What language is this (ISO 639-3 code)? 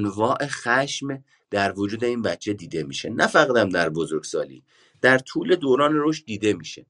fas